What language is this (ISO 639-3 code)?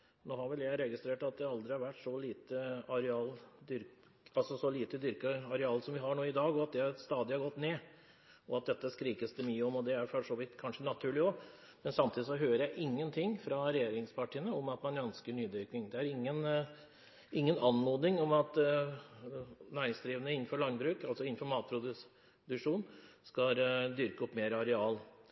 nob